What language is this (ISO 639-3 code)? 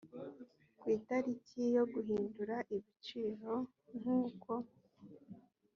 kin